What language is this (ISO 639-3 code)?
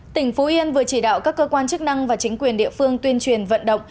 vie